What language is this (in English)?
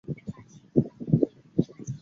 Chinese